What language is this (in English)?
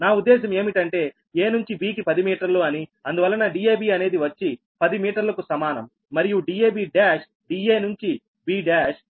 Telugu